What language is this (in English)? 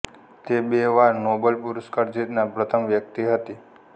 Gujarati